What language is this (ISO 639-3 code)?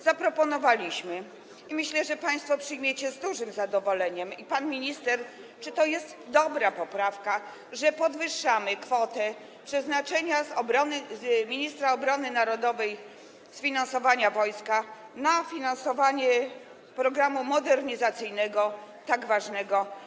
pol